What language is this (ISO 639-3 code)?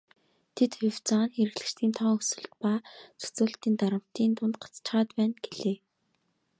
mon